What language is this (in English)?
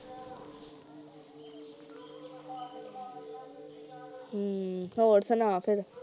Punjabi